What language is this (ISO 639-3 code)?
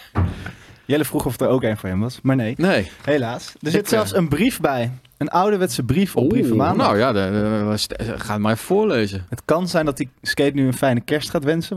nld